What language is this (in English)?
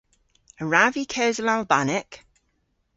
Cornish